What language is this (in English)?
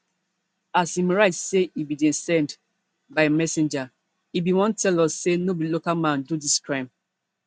Nigerian Pidgin